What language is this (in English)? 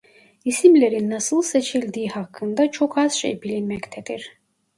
Turkish